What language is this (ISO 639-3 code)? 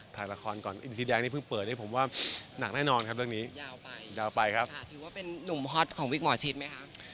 tha